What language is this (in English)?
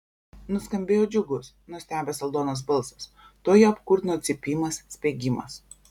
Lithuanian